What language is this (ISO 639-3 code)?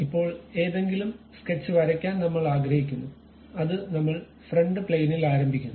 mal